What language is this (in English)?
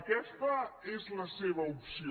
Catalan